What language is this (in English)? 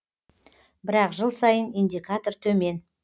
Kazakh